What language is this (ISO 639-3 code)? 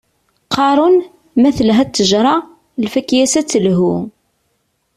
kab